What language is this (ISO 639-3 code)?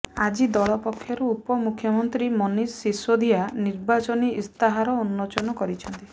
ori